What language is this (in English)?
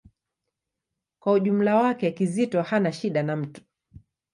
Swahili